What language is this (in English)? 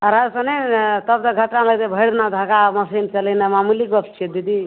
Maithili